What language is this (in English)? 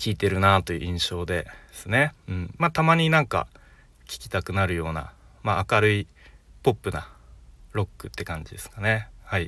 Japanese